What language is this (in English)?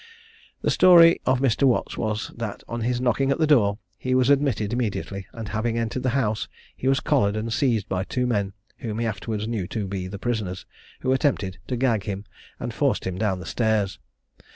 English